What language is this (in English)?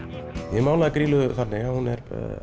Icelandic